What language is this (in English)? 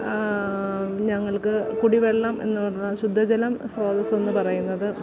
Malayalam